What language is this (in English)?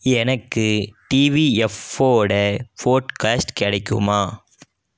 Tamil